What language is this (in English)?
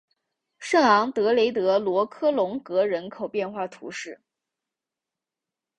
Chinese